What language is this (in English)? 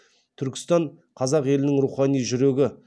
Kazakh